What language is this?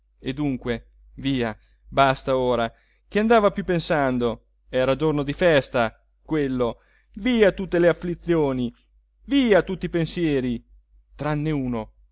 Italian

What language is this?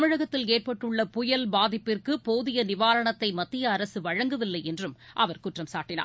Tamil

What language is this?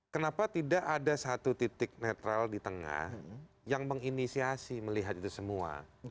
Indonesian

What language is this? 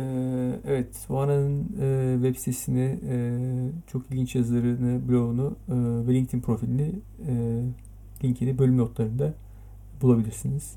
Turkish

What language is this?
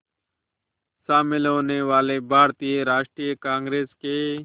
Hindi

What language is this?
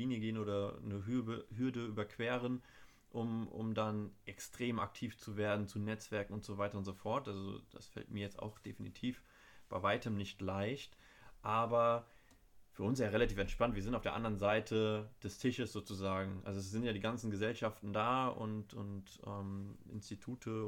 German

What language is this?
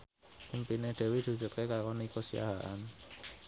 Javanese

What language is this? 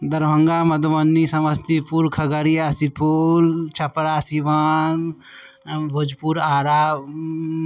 Maithili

